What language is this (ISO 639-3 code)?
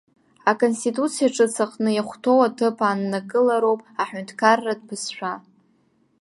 abk